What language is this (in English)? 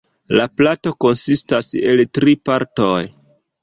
Esperanto